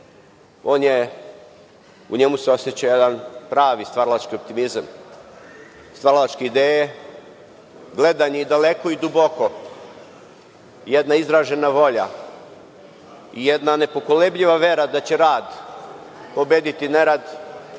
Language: Serbian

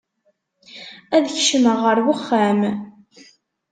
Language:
Kabyle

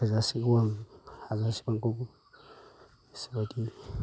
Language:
Bodo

